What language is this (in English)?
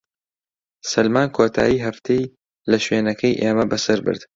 Central Kurdish